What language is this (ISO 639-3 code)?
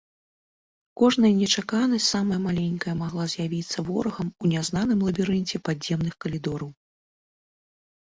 bel